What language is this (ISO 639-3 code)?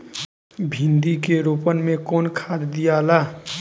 bho